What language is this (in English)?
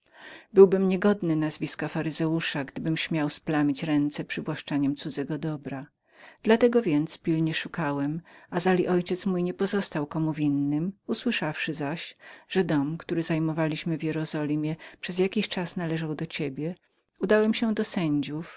Polish